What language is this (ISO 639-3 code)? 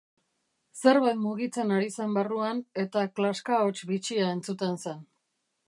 eus